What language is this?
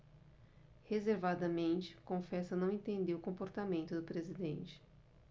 Portuguese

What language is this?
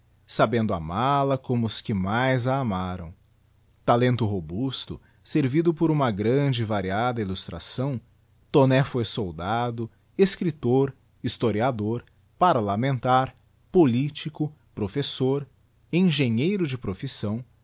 Portuguese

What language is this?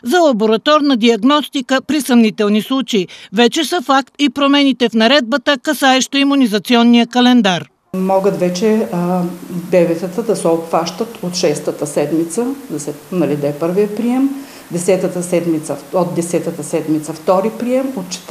Bulgarian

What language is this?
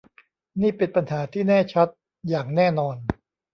Thai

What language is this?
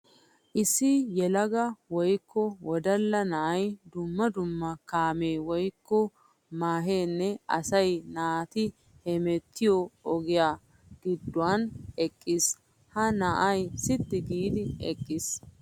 Wolaytta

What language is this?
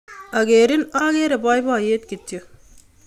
Kalenjin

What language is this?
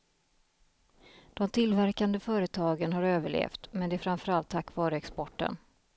Swedish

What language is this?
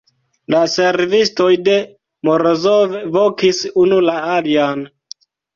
Esperanto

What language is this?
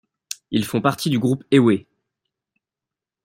French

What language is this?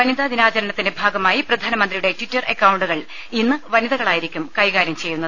Malayalam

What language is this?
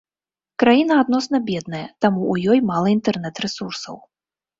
Belarusian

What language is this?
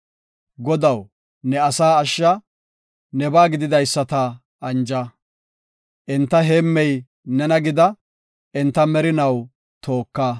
Gofa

